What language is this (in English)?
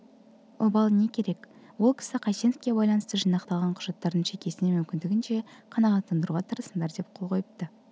Kazakh